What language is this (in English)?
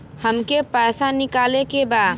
Bhojpuri